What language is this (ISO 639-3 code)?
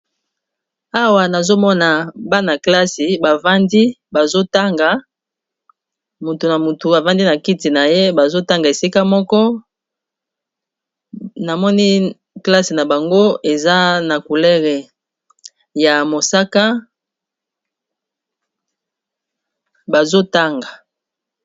lin